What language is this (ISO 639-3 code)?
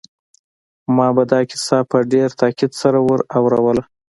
pus